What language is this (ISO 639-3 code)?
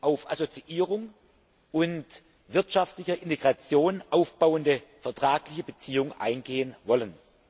deu